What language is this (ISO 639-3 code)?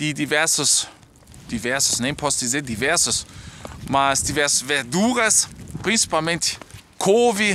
por